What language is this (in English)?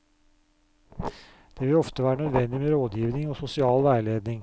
Norwegian